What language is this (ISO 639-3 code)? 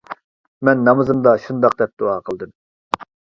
uig